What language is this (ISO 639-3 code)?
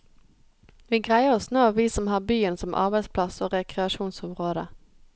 nor